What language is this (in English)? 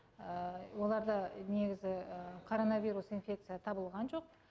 Kazakh